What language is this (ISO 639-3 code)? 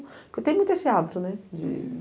por